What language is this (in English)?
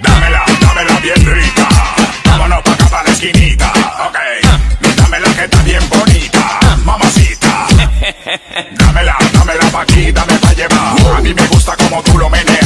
Indonesian